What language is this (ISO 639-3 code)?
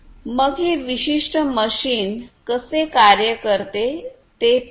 mar